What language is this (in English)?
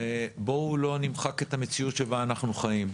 Hebrew